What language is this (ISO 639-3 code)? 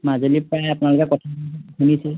asm